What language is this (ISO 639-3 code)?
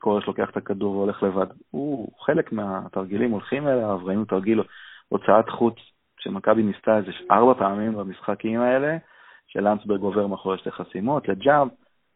heb